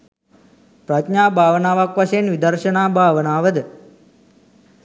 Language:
Sinhala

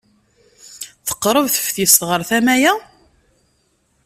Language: Kabyle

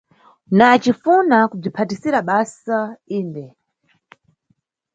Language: Nyungwe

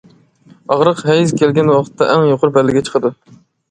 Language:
Uyghur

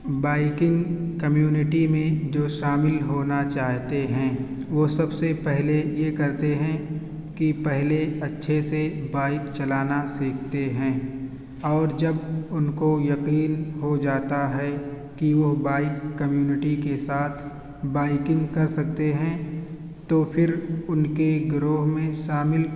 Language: Urdu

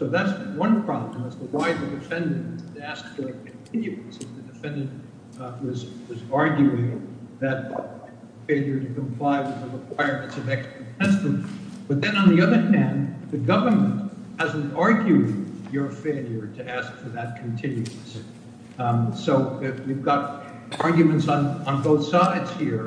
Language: English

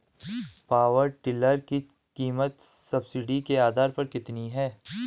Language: Hindi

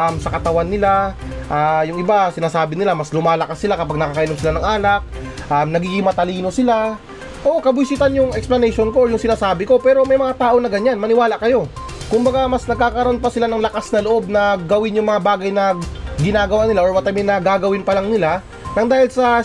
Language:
Filipino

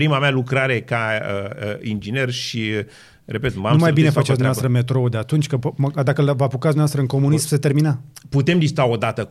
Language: Romanian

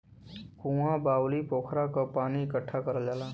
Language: Bhojpuri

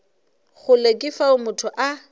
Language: Northern Sotho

